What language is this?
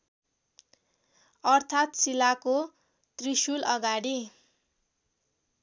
Nepali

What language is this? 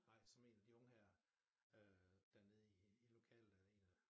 Danish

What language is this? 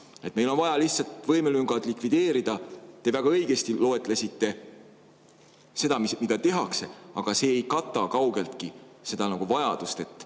Estonian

